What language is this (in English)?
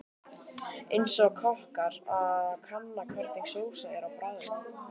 Icelandic